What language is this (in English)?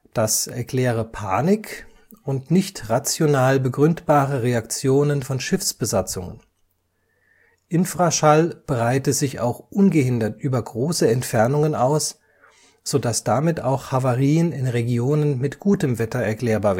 German